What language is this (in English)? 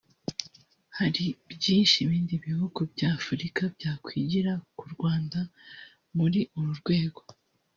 Kinyarwanda